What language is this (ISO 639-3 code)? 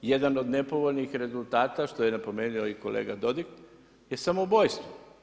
hrv